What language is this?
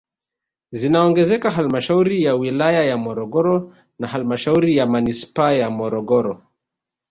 Swahili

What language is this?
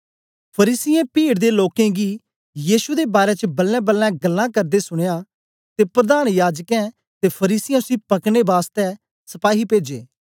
Dogri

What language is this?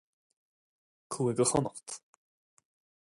Irish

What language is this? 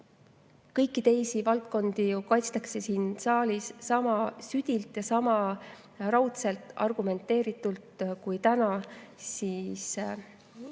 Estonian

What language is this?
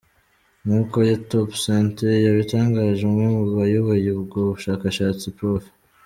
Kinyarwanda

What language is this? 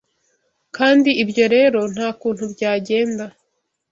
Kinyarwanda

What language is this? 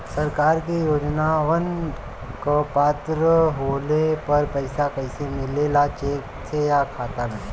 Bhojpuri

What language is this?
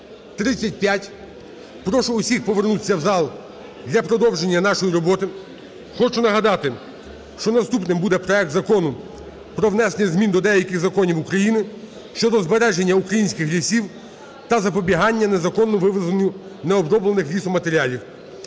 Ukrainian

